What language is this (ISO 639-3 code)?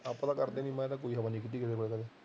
pan